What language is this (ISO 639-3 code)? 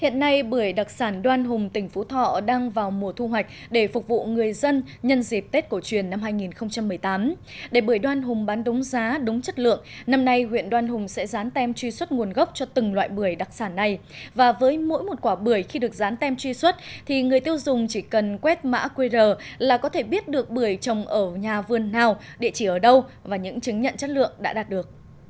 vie